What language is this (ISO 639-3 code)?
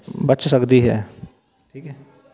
pan